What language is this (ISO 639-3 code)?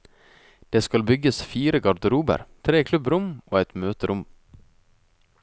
nor